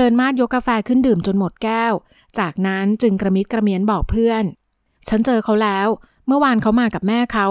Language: Thai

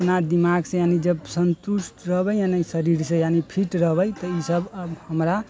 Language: Maithili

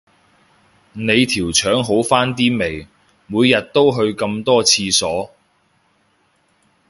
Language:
Cantonese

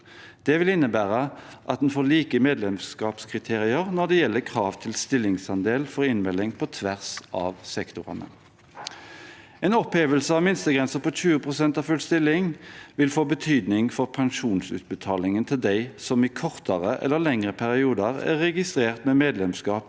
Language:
Norwegian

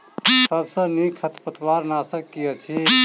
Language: Maithili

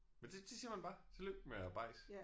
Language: Danish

